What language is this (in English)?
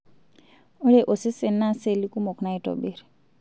Masai